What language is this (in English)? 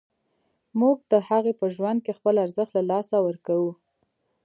Pashto